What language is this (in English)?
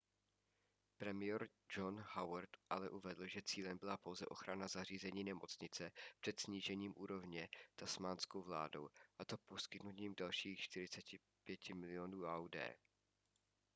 Czech